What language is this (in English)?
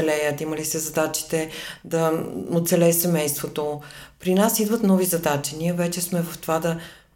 Bulgarian